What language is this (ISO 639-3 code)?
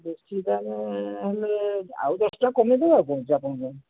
ori